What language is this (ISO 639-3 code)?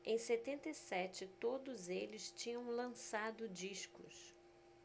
por